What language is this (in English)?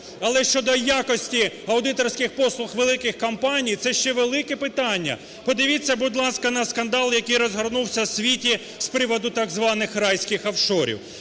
Ukrainian